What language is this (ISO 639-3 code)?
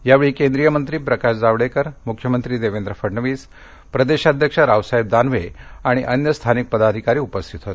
mar